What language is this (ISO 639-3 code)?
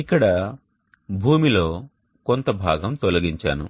tel